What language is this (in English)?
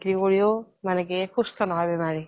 Assamese